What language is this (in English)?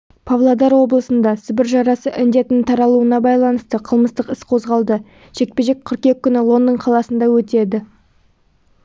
Kazakh